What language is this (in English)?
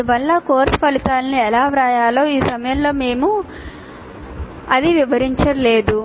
Telugu